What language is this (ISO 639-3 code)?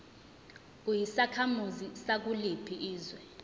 zul